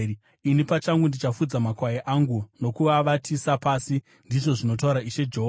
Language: Shona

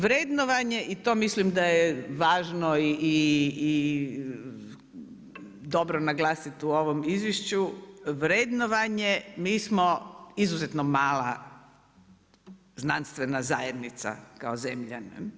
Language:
Croatian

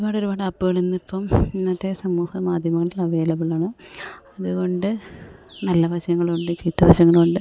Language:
Malayalam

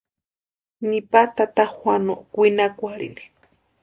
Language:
Western Highland Purepecha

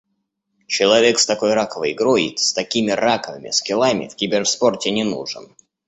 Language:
Russian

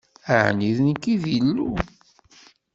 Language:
Kabyle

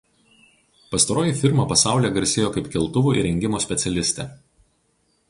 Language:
Lithuanian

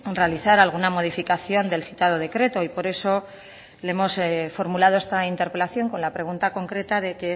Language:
Spanish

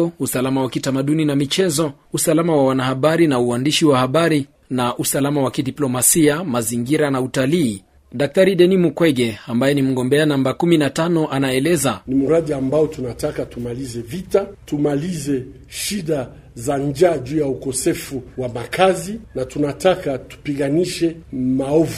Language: Swahili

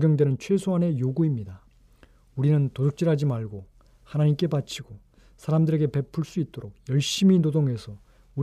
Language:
Korean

